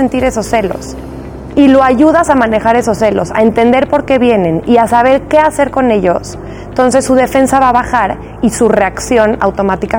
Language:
Spanish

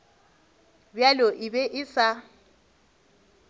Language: Northern Sotho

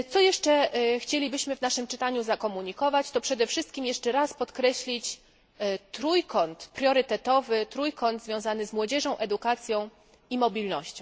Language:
Polish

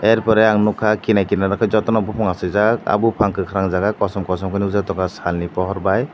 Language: Kok Borok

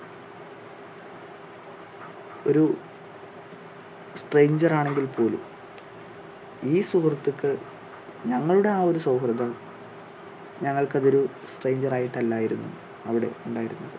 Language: Malayalam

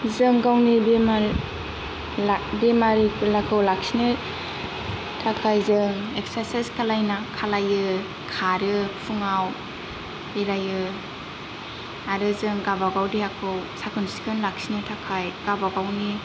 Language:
Bodo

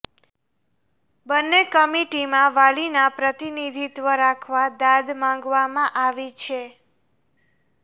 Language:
Gujarati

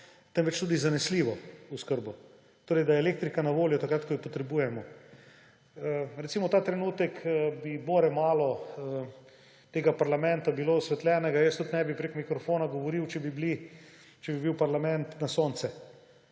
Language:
Slovenian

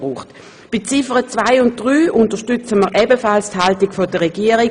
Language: Swiss German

